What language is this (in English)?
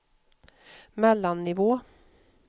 Swedish